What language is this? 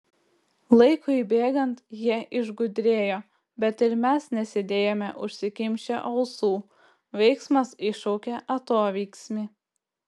Lithuanian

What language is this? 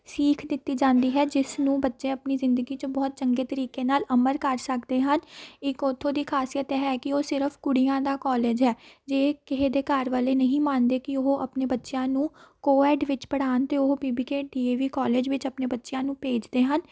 Punjabi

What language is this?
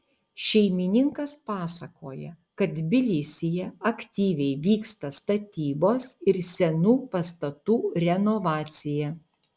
Lithuanian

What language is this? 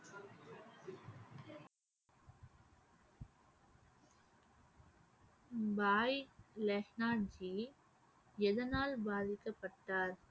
Tamil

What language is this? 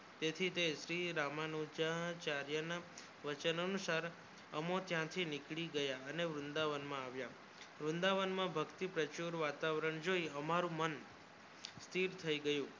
Gujarati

